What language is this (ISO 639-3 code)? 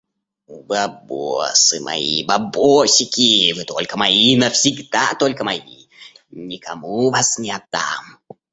rus